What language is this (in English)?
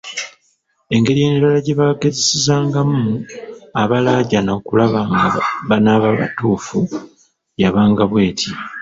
Ganda